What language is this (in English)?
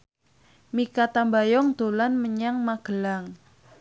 Javanese